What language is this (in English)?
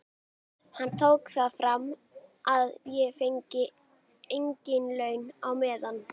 Icelandic